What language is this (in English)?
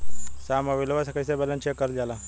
Bhojpuri